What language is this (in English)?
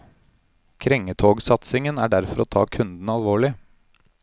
Norwegian